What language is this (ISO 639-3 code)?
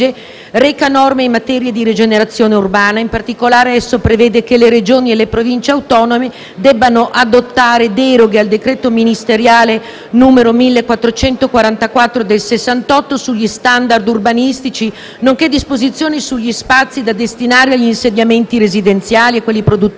ita